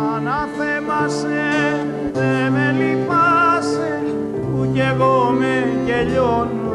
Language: Greek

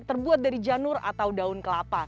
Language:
Indonesian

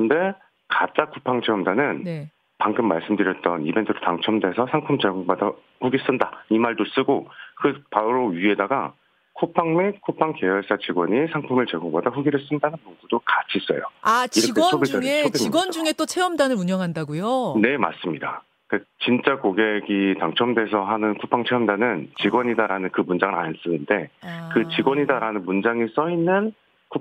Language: Korean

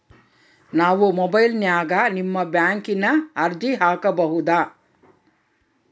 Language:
Kannada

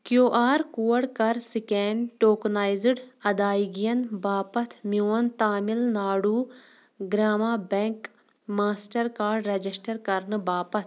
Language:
Kashmiri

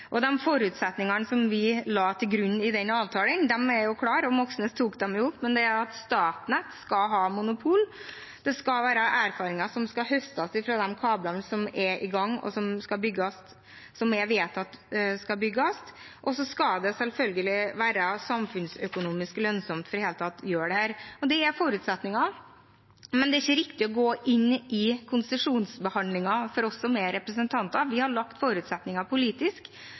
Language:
Norwegian Bokmål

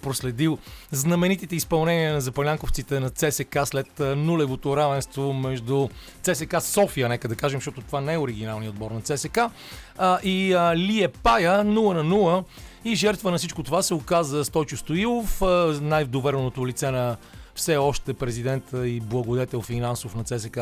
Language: Bulgarian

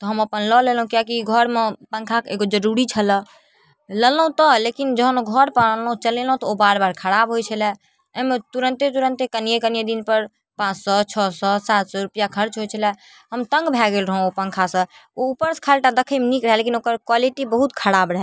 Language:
Maithili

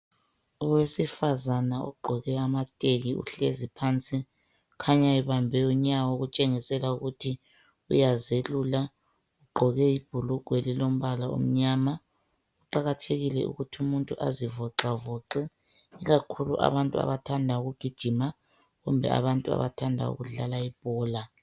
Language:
North Ndebele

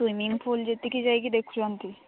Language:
Odia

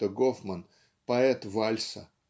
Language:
Russian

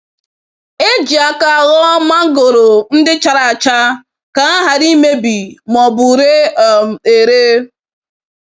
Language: Igbo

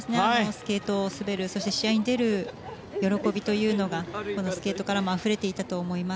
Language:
Japanese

